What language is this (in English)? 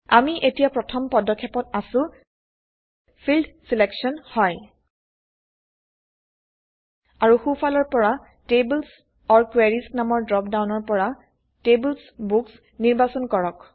Assamese